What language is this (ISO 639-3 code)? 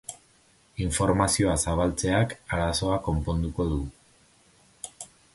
eus